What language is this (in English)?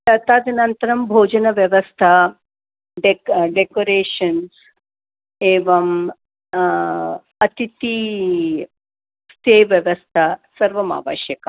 Sanskrit